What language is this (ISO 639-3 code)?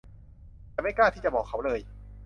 tha